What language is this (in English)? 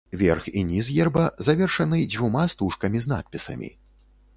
Belarusian